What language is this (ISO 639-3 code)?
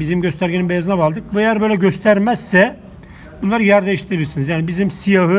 tur